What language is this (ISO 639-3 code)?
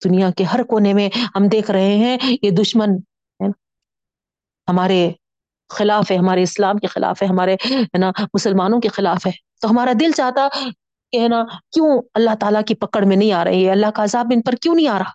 urd